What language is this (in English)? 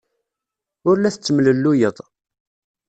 Kabyle